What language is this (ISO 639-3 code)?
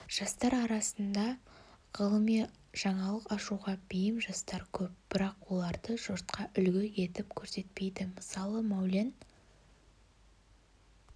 kaz